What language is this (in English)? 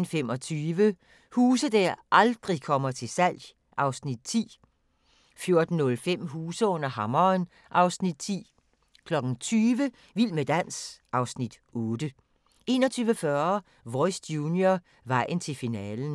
Danish